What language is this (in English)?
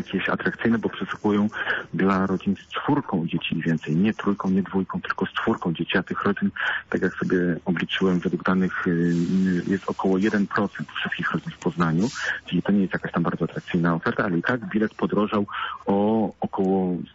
Polish